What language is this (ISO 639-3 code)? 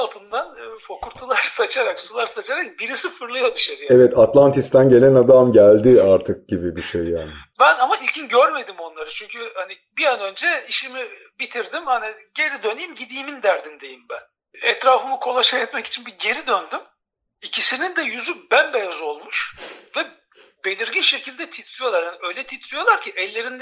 tur